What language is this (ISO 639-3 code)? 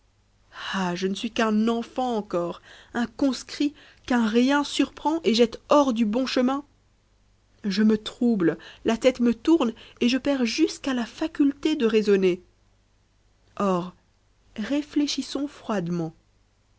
fra